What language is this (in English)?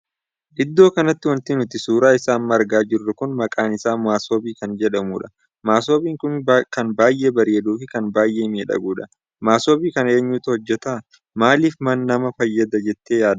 Oromo